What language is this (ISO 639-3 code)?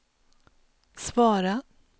swe